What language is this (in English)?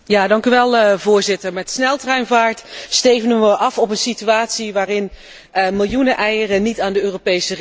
Dutch